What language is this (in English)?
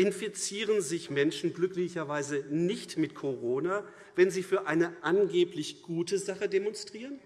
German